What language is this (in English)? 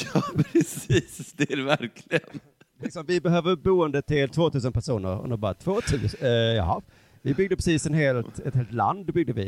Swedish